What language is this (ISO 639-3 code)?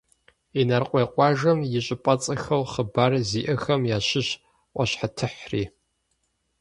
kbd